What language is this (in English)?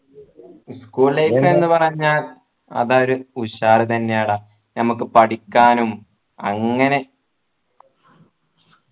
Malayalam